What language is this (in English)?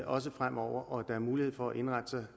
Danish